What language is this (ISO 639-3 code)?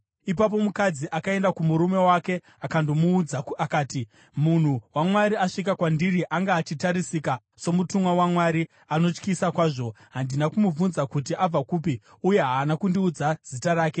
sna